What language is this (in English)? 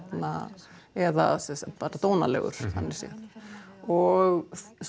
Icelandic